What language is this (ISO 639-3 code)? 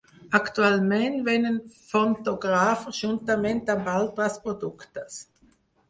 cat